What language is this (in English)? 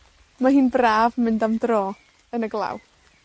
Welsh